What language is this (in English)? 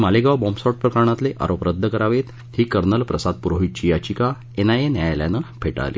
Marathi